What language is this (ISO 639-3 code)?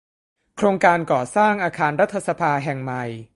tha